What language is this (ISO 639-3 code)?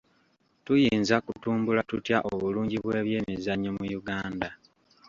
lug